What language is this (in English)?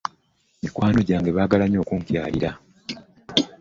Ganda